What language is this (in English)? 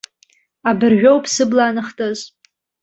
Abkhazian